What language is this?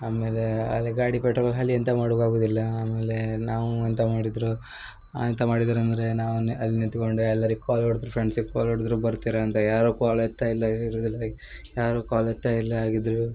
Kannada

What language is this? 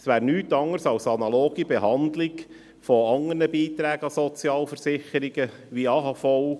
Swiss German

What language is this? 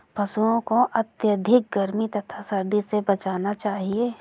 Hindi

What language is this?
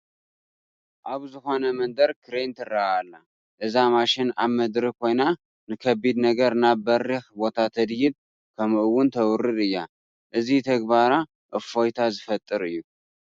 Tigrinya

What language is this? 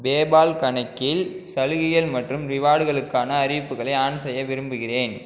Tamil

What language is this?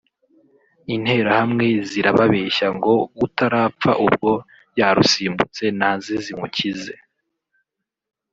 Kinyarwanda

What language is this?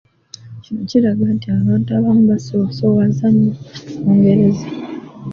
Ganda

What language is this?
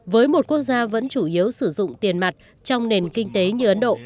Vietnamese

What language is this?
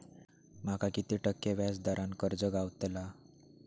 Marathi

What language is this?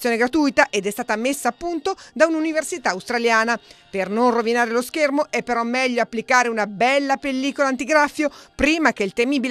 Italian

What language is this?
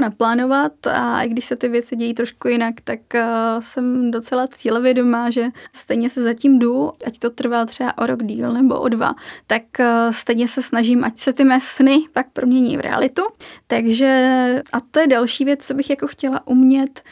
Czech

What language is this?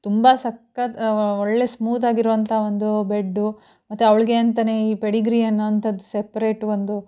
Kannada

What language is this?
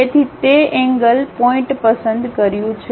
Gujarati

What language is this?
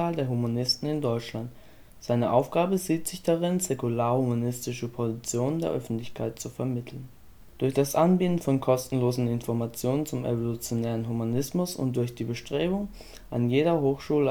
German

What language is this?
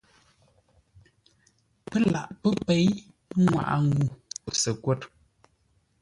Ngombale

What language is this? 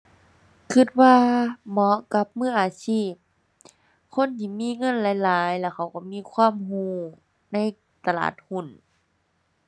Thai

